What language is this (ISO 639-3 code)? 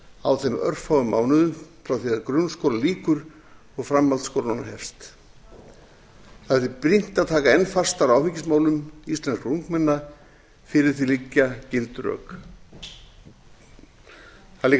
isl